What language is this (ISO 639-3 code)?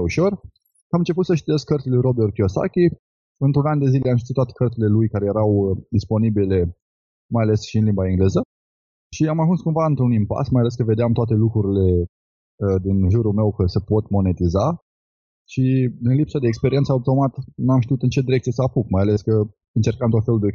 ron